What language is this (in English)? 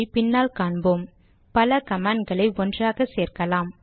Tamil